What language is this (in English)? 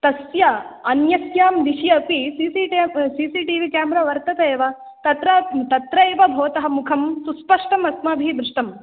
Sanskrit